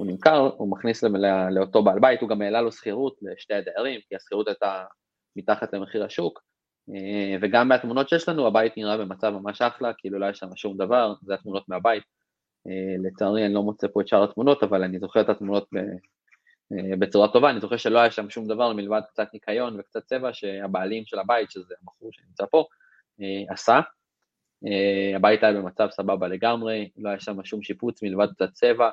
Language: Hebrew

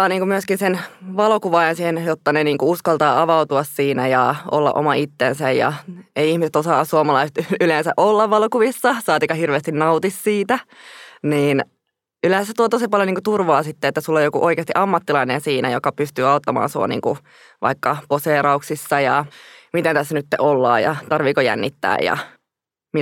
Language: Finnish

